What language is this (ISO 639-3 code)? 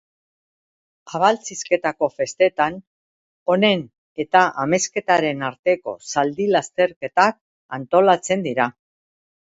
eus